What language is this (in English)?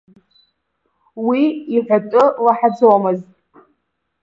Abkhazian